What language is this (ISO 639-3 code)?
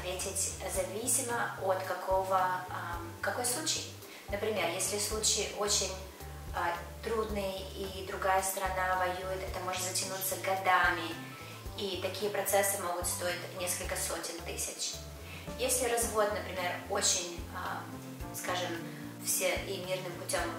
rus